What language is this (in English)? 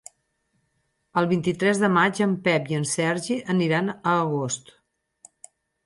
Catalan